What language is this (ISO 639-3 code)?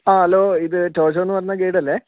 mal